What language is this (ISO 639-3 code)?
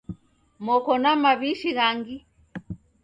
dav